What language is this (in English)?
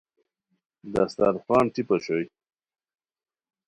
Khowar